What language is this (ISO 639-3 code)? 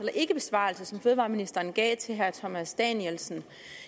dan